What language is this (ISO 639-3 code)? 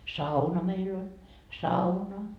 fin